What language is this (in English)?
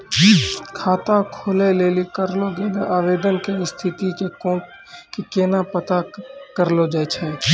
Maithili